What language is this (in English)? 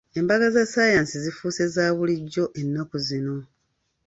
Ganda